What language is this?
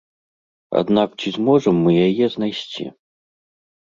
Belarusian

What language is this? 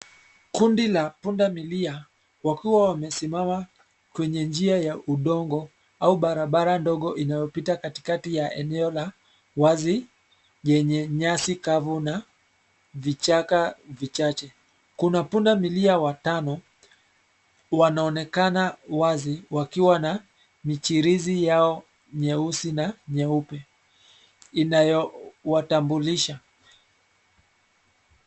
Swahili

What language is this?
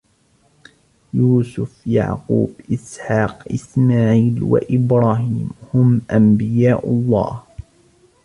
Arabic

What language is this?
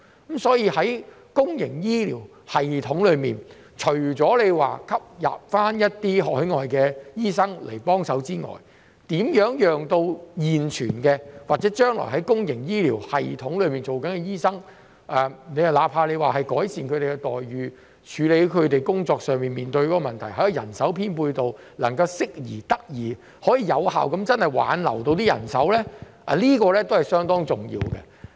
Cantonese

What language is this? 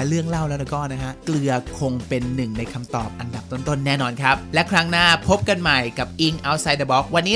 Thai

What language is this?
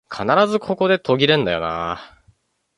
Japanese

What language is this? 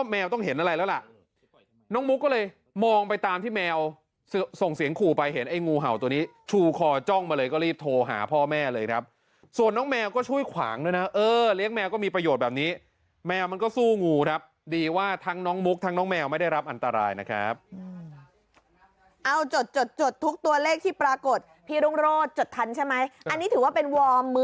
Thai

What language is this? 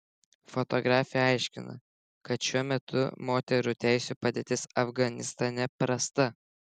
Lithuanian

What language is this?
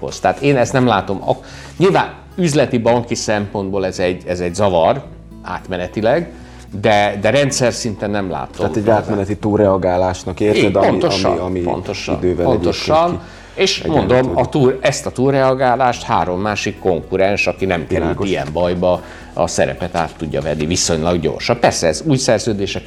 Hungarian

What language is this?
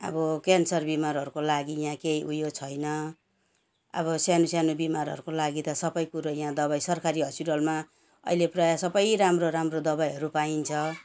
Nepali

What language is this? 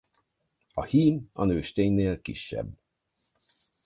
Hungarian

